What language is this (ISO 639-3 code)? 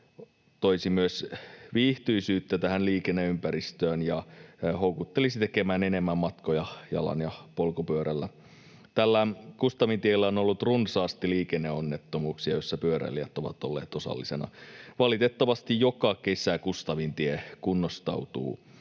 fin